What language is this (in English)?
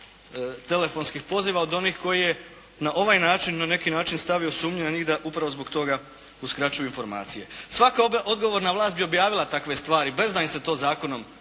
Croatian